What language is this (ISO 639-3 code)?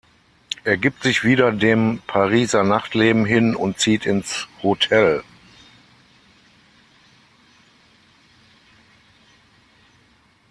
deu